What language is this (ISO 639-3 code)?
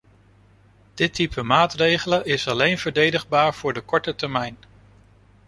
nld